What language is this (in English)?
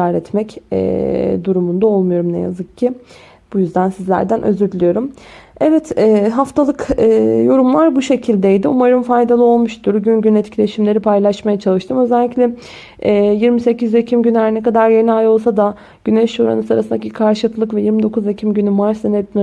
Turkish